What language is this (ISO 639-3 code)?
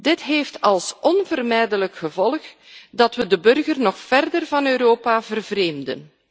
nld